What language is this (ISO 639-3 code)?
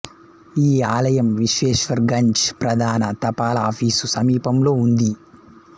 tel